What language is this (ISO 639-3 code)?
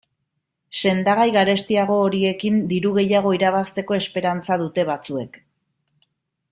eus